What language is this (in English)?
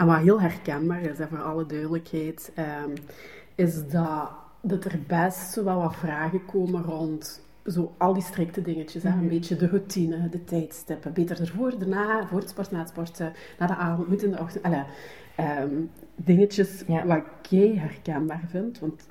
Dutch